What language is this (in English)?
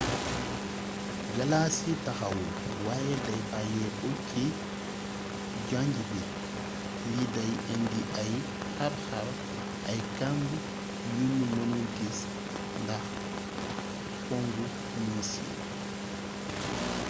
Wolof